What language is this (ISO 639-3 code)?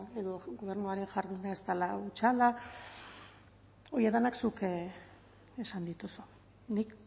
eus